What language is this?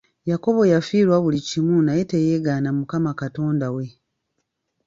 Ganda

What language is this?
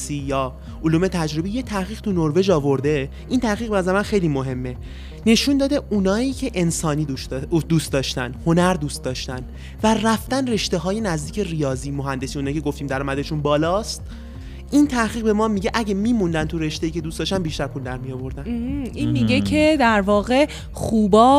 Persian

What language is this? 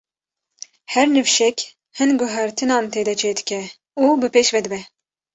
Kurdish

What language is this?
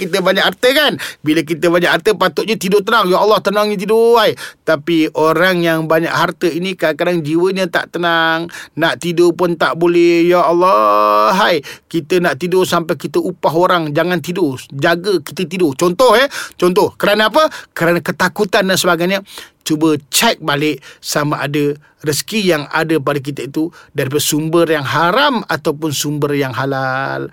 Malay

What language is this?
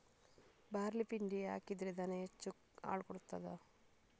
Kannada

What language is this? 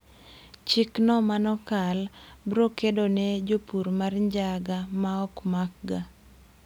Luo (Kenya and Tanzania)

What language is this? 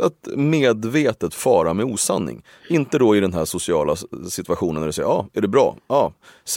Swedish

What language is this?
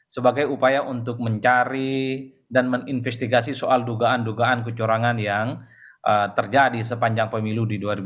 Indonesian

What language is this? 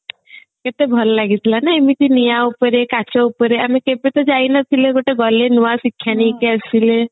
Odia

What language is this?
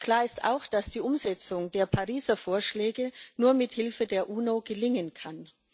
German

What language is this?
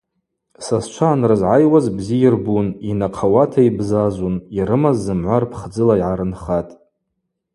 Abaza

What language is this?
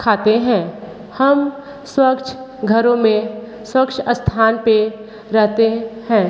Hindi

